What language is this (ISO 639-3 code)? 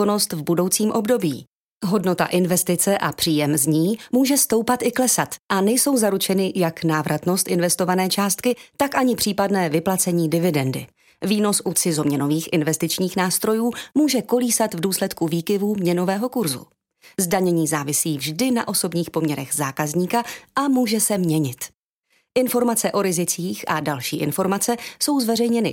ces